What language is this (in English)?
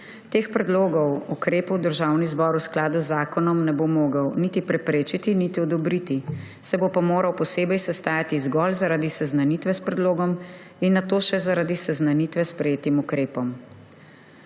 Slovenian